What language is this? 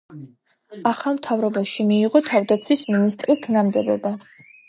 Georgian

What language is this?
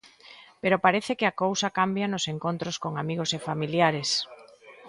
Galician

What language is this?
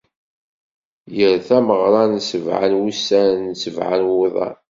Kabyle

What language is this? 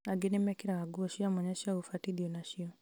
Kikuyu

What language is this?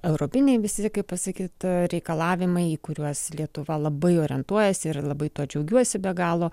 Lithuanian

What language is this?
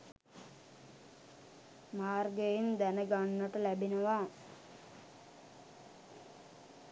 Sinhala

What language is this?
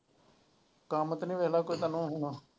Punjabi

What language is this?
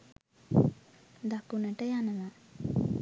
Sinhala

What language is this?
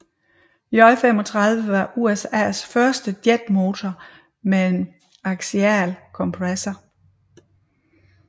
Danish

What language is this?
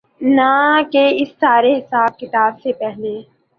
Urdu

